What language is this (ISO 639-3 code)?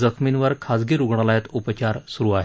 mar